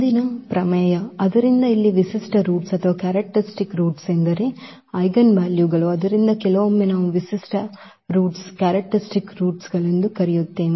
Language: Kannada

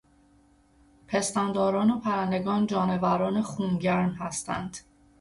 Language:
Persian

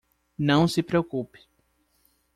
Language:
Portuguese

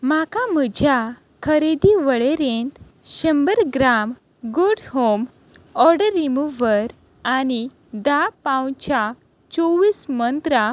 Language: Konkani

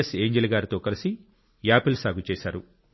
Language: Telugu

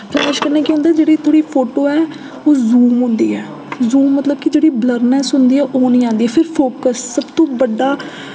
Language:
Dogri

